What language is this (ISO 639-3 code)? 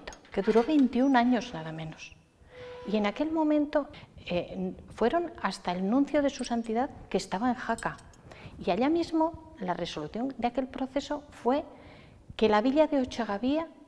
spa